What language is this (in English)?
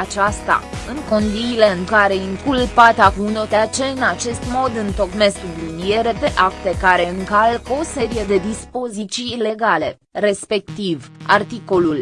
Romanian